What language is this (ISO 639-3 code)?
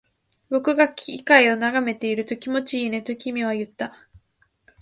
jpn